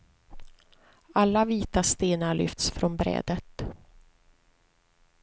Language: Swedish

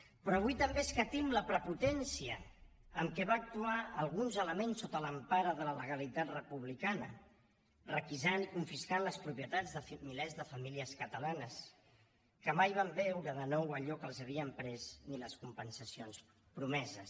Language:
Catalan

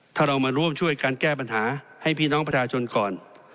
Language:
Thai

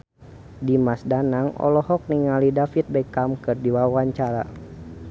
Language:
Sundanese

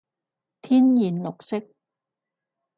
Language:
Cantonese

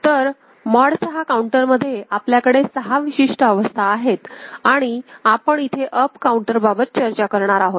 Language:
Marathi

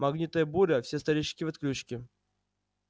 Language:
Russian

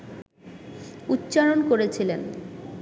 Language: Bangla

